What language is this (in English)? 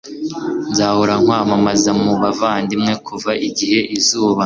Kinyarwanda